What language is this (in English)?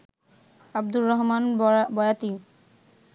Bangla